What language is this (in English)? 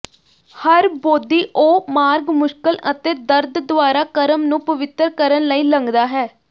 Punjabi